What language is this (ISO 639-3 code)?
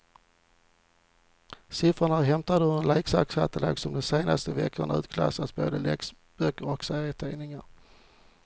swe